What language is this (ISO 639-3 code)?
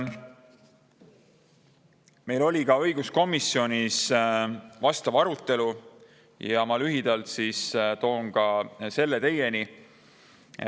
est